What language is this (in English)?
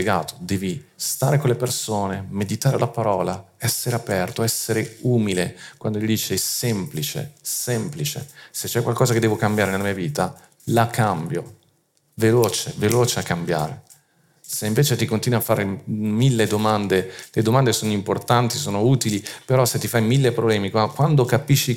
Italian